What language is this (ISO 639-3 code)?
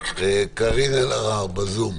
heb